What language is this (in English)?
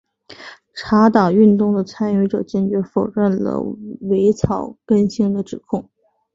Chinese